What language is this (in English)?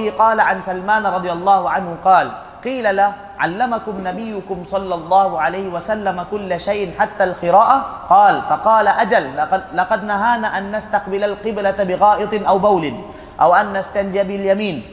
Malay